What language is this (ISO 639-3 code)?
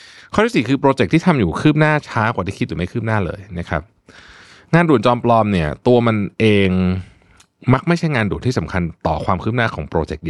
tha